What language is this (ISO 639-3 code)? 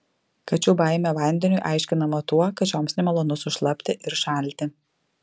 lit